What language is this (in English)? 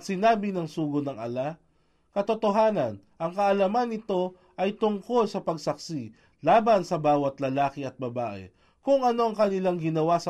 Filipino